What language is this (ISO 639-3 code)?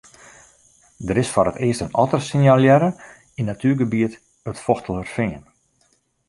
fry